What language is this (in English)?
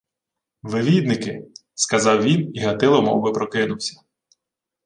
Ukrainian